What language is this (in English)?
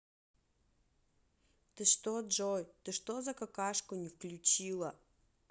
Russian